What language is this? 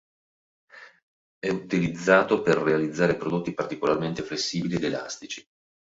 Italian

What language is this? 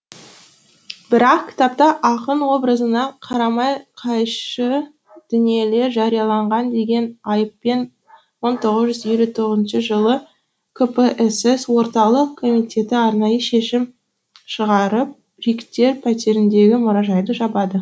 Kazakh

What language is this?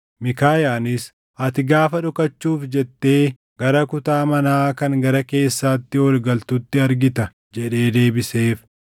Oromo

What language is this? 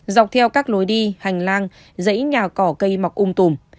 Vietnamese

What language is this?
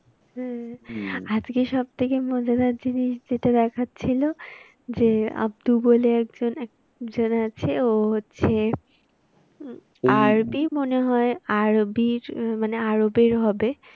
Bangla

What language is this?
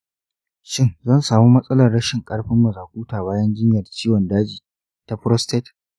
Hausa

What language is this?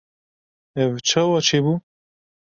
Kurdish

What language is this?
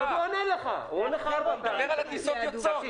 Hebrew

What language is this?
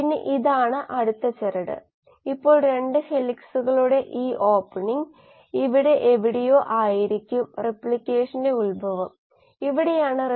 Malayalam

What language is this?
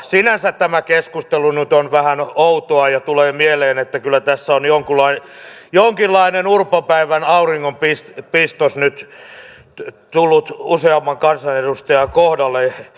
Finnish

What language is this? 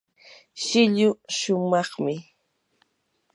Yanahuanca Pasco Quechua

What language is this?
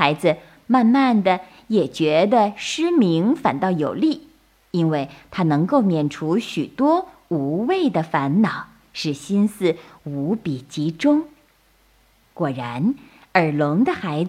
Chinese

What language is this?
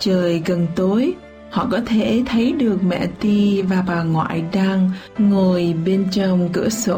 Vietnamese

